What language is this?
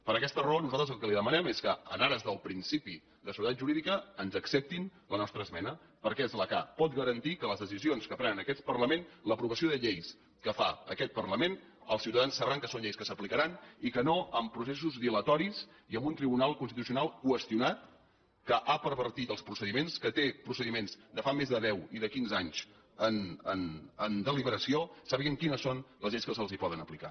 Catalan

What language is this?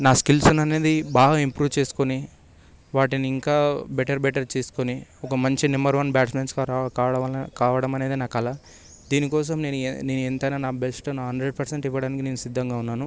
Telugu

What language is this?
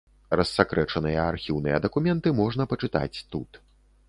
Belarusian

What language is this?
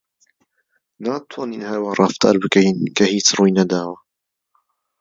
Central Kurdish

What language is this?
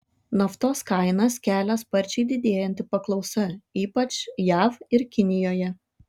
Lithuanian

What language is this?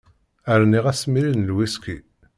Kabyle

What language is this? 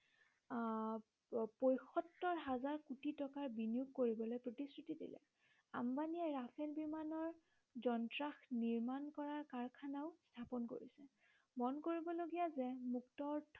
Assamese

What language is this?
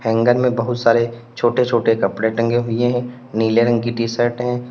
Hindi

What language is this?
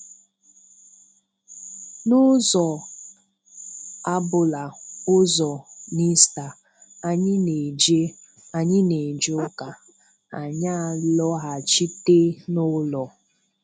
Igbo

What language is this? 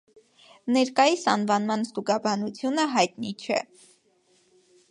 Armenian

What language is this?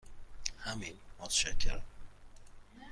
Persian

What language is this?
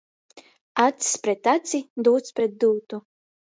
Latgalian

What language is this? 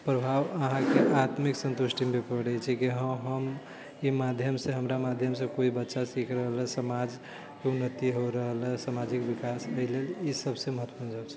Maithili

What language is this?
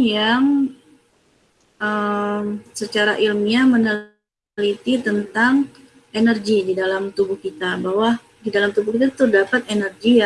Indonesian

